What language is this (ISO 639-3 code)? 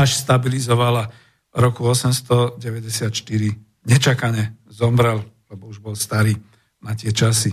slk